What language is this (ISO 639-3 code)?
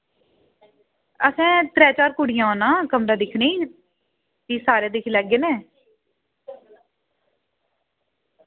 doi